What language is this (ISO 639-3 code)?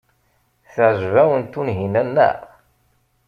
kab